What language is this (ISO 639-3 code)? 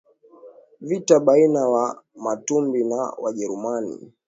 swa